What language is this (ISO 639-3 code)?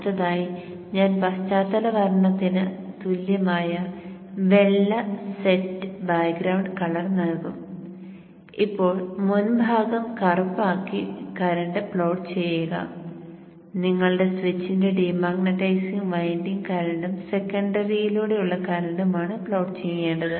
mal